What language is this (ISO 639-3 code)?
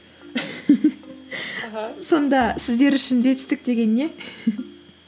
kaz